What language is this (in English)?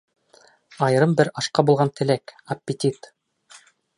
Bashkir